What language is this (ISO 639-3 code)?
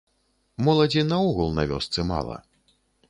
bel